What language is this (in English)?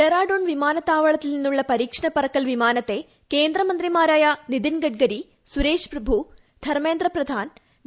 Malayalam